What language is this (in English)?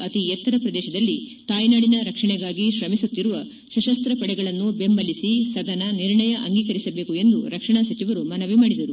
Kannada